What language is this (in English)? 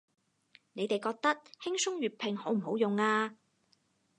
Cantonese